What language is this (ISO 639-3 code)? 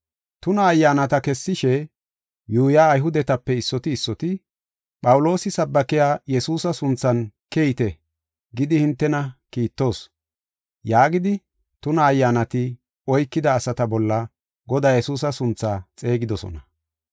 gof